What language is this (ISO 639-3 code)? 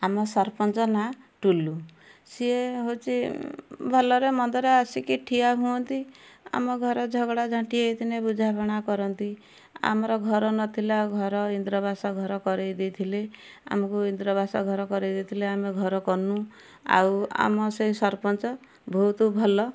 ori